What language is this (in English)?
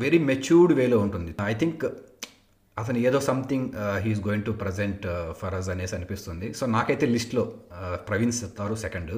Telugu